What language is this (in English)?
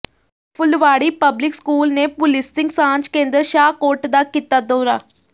Punjabi